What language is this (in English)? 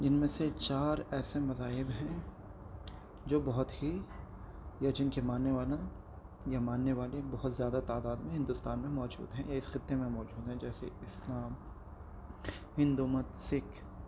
Urdu